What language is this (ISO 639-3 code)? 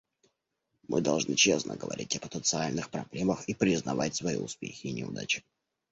rus